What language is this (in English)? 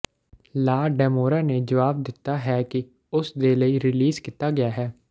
Punjabi